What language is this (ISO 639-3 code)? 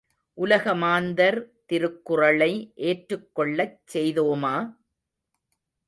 tam